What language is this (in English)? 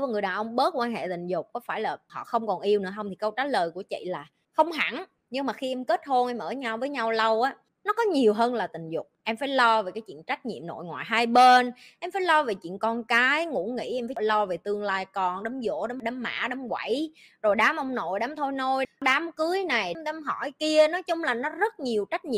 Vietnamese